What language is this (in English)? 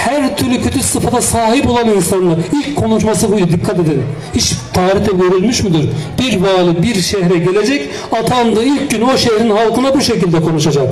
Turkish